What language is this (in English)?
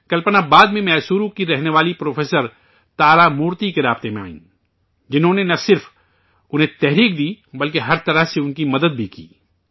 Urdu